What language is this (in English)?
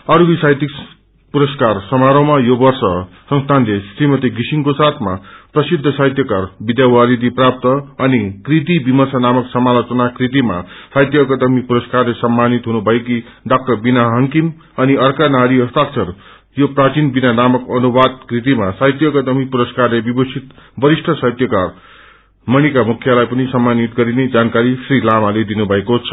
Nepali